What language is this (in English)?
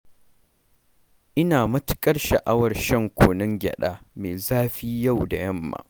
Hausa